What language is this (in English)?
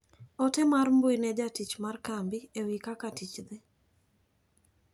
Luo (Kenya and Tanzania)